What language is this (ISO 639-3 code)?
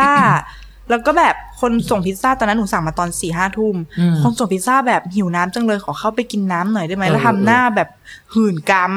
tha